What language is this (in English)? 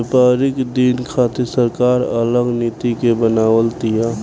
Bhojpuri